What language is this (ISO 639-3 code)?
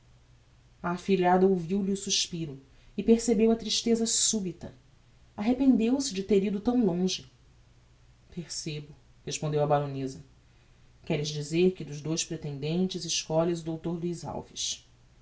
por